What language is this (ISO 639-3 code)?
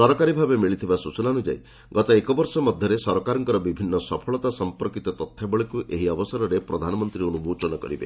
ori